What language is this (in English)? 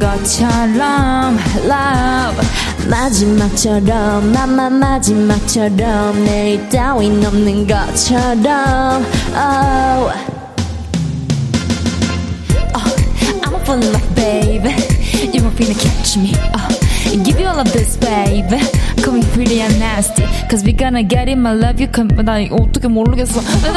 Korean